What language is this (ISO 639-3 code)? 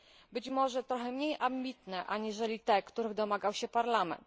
pol